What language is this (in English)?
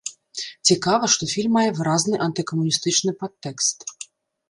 Belarusian